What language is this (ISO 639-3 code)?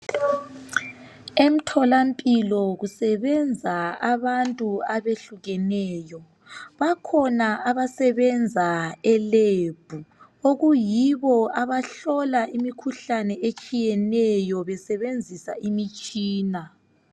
nde